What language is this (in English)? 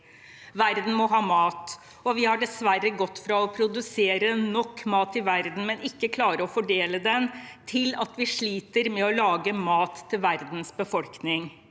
Norwegian